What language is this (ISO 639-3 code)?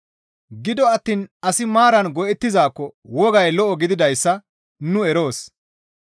gmv